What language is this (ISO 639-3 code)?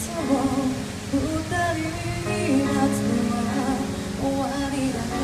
jpn